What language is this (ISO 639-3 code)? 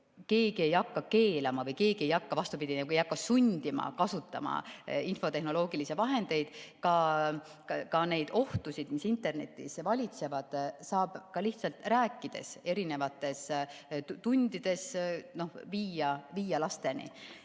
est